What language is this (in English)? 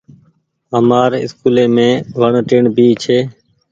Goaria